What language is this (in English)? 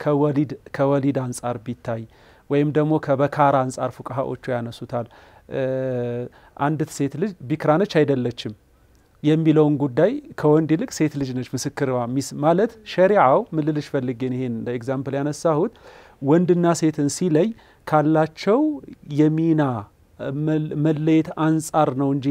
Arabic